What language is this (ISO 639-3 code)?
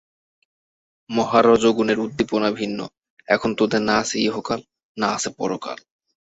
ben